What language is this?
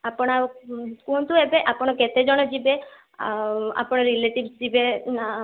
Odia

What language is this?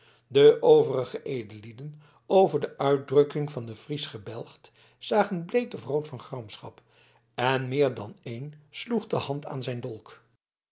Dutch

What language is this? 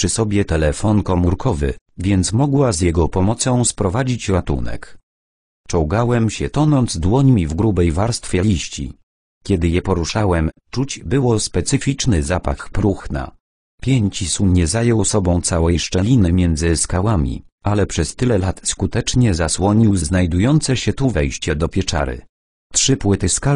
Polish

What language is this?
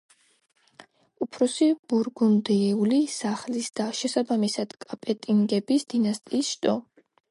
Georgian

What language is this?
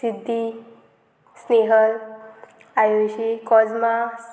Konkani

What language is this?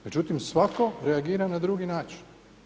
Croatian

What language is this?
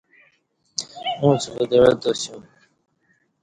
Kati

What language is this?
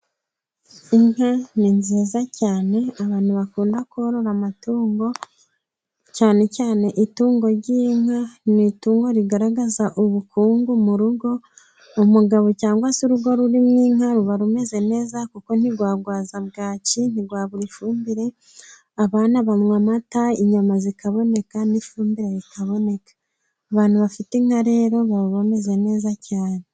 Kinyarwanda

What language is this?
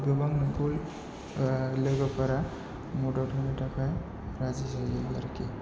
Bodo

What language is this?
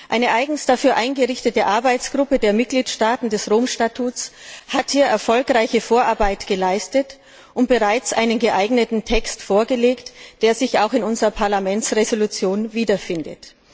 German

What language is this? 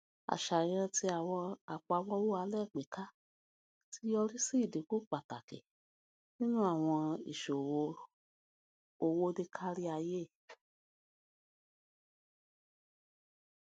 Yoruba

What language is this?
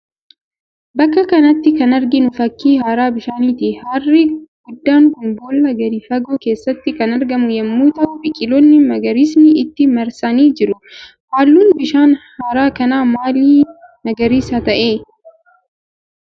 Oromo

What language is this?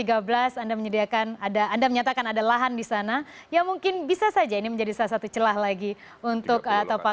Indonesian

